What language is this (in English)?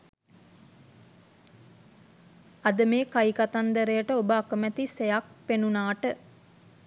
Sinhala